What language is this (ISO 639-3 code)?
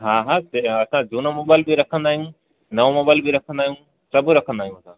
snd